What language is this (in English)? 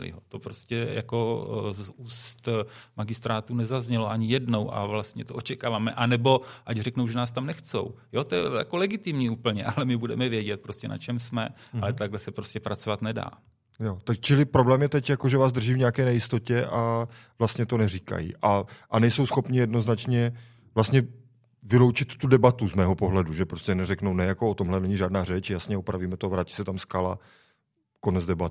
Czech